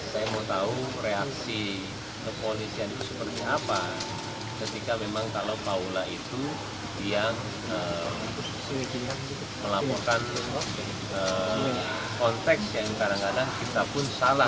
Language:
Indonesian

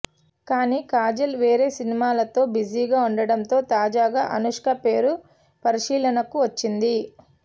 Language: Telugu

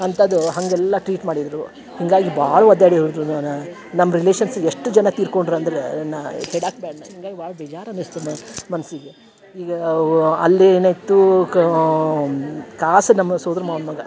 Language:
Kannada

